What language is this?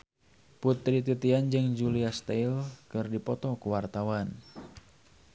Sundanese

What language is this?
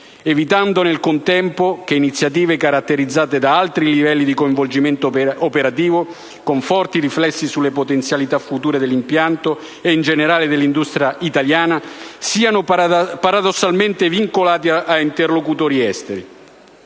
Italian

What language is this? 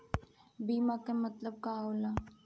Bhojpuri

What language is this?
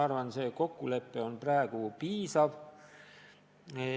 Estonian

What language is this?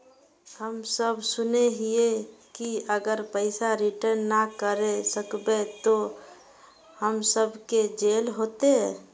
Magahi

